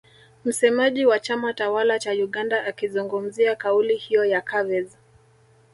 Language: Swahili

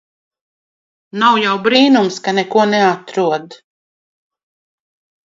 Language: Latvian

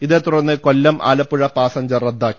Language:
Malayalam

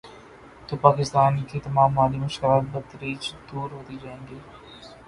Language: Urdu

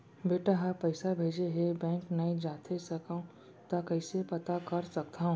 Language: Chhattisgarhi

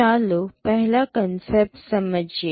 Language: Gujarati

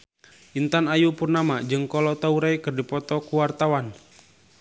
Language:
Sundanese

